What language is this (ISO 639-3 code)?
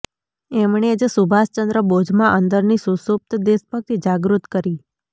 guj